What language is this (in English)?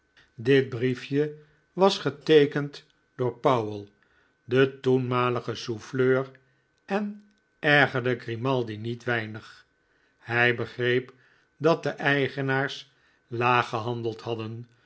Dutch